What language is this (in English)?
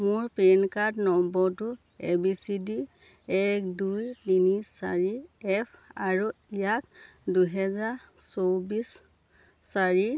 Assamese